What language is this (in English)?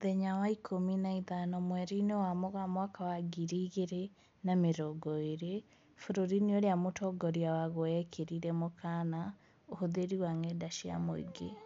Kikuyu